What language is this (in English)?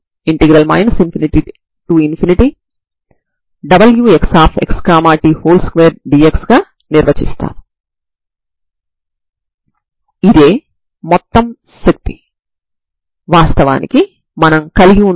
Telugu